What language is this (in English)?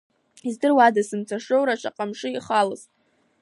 Abkhazian